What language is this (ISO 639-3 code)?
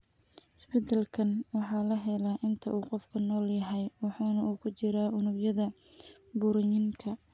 som